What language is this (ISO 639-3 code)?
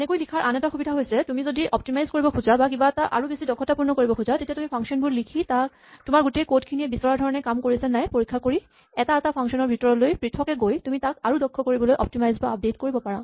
asm